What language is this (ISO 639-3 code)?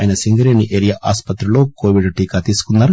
tel